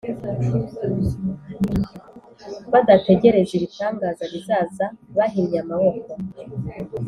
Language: Kinyarwanda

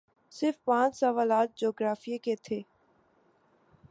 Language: Urdu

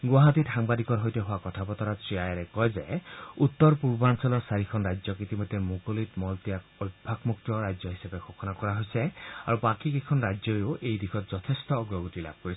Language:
Assamese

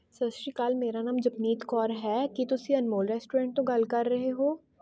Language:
Punjabi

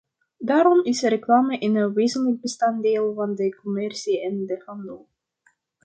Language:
Dutch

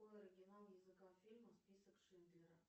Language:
Russian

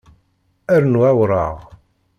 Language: Kabyle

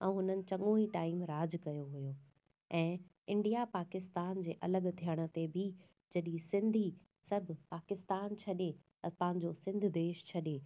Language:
Sindhi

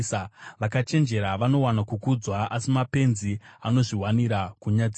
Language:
Shona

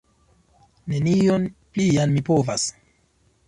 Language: Esperanto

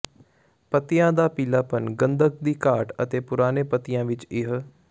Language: Punjabi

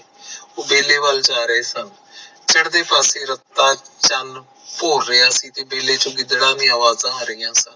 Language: Punjabi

